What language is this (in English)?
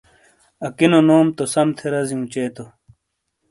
Shina